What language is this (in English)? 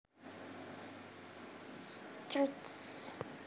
Javanese